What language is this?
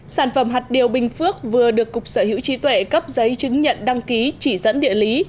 Vietnamese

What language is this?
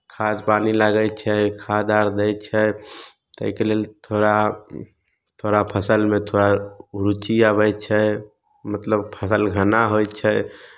Maithili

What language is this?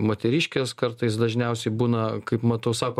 Lithuanian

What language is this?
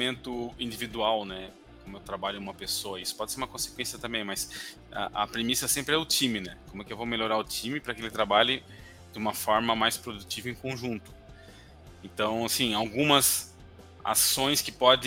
Portuguese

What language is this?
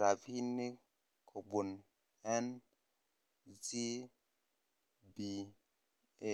Kalenjin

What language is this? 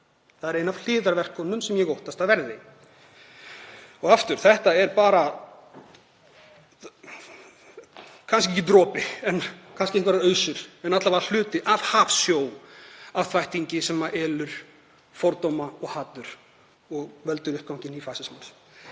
Icelandic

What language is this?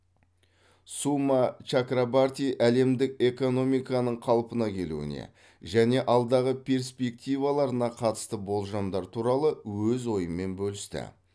Kazakh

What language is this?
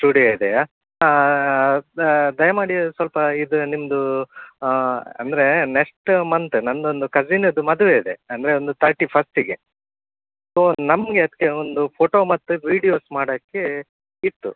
Kannada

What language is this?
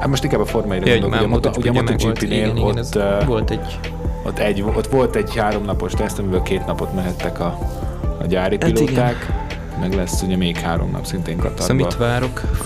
Hungarian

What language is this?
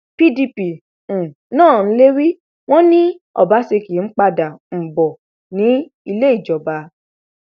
Yoruba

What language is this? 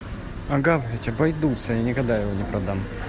Russian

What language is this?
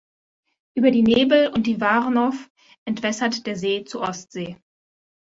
German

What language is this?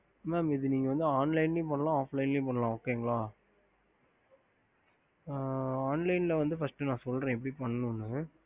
Tamil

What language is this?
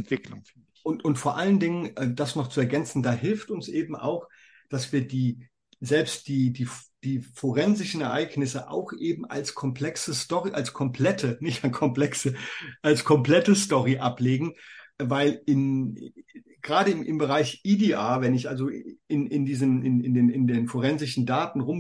German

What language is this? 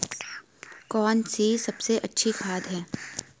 Hindi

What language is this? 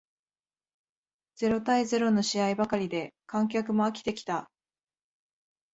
Japanese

